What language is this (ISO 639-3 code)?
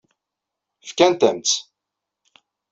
kab